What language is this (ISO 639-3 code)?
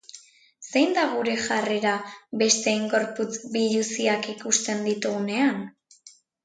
eus